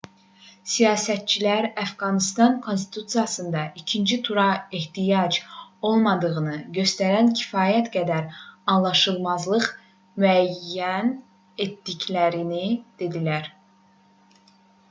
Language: Azerbaijani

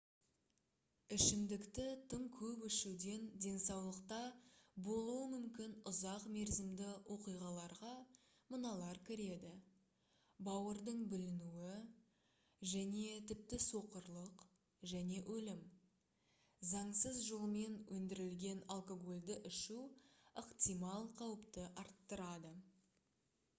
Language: Kazakh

